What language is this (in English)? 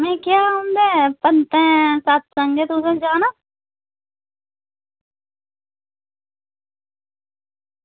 Dogri